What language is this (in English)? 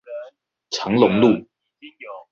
Chinese